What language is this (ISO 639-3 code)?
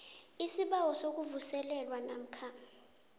nbl